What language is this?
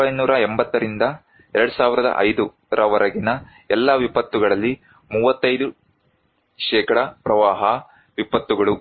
Kannada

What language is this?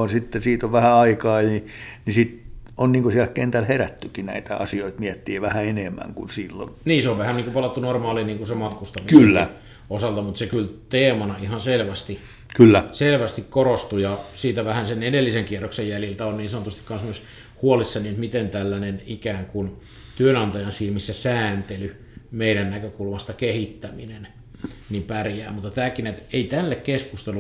Finnish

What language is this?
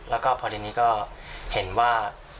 Thai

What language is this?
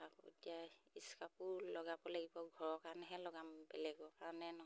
Assamese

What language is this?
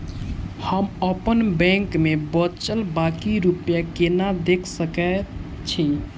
Maithili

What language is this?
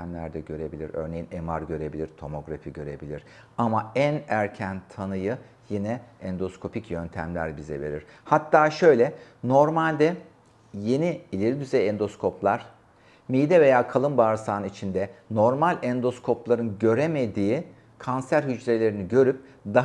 Turkish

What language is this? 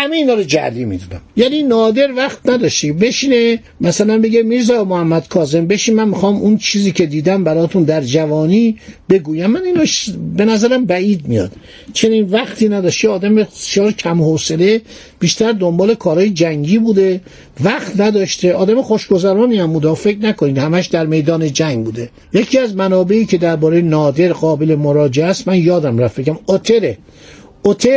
Persian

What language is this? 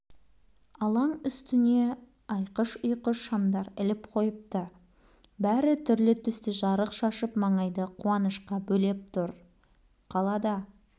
Kazakh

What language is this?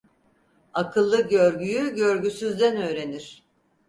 Turkish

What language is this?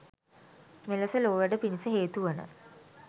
Sinhala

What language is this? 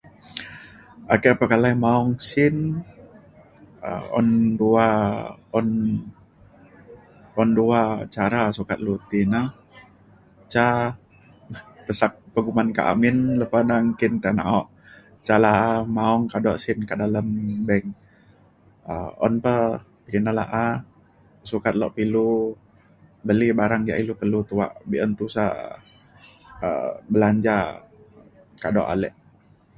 Mainstream Kenyah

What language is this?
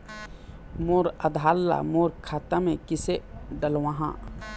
Chhattisgarhi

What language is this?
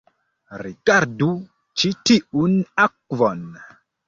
Esperanto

